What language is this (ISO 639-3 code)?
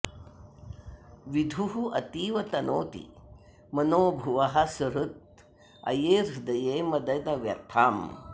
san